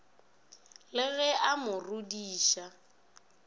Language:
Northern Sotho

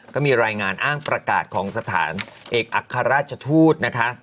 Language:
Thai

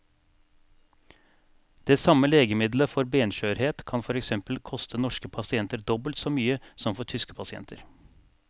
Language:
Norwegian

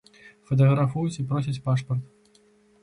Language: Belarusian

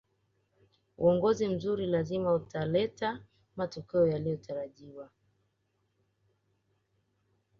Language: Swahili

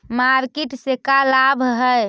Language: Magahi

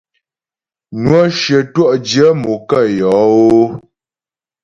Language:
Ghomala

